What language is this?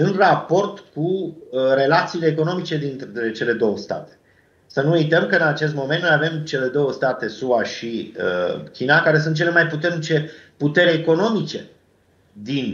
Romanian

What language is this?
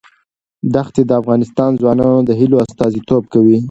Pashto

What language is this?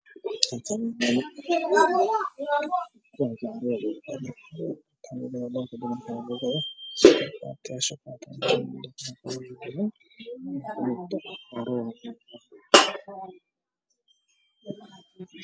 Somali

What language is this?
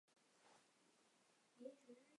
Chinese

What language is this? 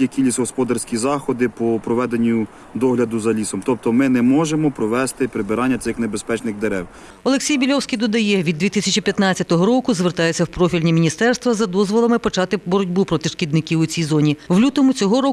Ukrainian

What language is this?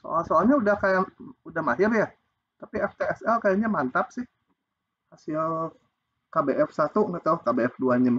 Indonesian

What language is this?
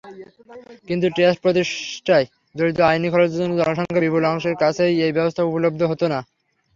Bangla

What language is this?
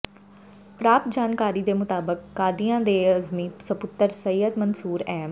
Punjabi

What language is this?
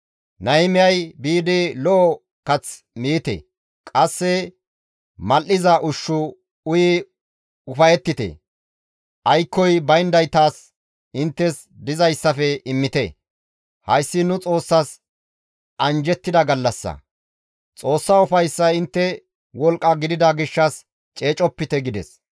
Gamo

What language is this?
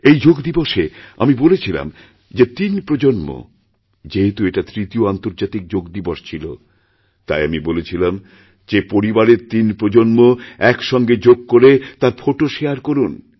Bangla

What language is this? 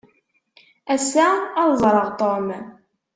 Kabyle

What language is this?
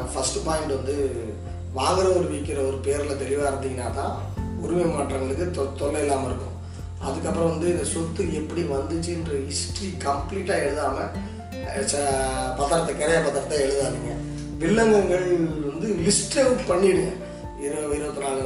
Tamil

